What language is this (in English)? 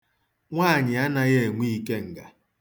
Igbo